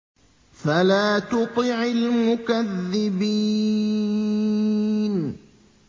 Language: Arabic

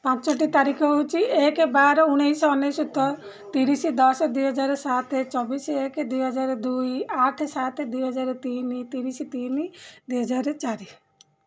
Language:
Odia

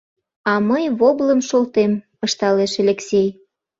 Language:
Mari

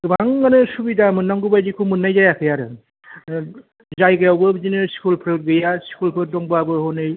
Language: Bodo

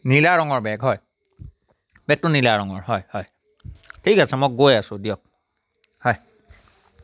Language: Assamese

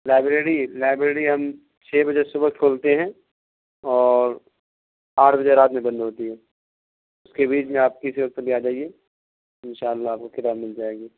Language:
Urdu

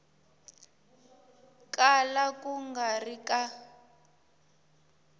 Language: Tsonga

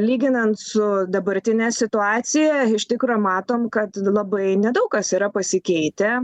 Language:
Lithuanian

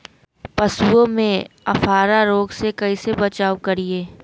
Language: Magahi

